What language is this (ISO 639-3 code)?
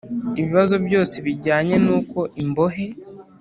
kin